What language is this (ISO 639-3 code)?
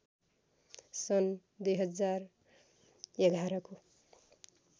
nep